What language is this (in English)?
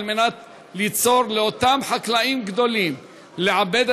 Hebrew